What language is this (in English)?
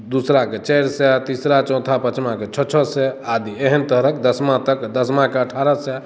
Maithili